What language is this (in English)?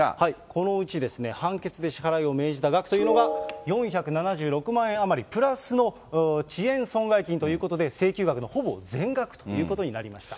Japanese